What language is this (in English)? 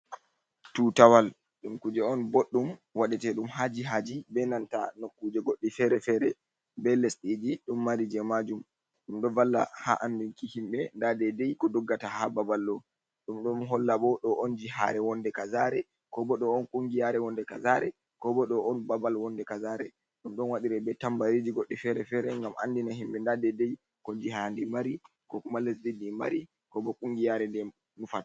Fula